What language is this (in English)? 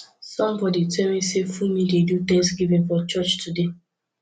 Nigerian Pidgin